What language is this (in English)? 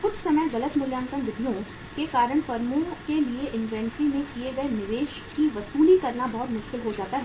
Hindi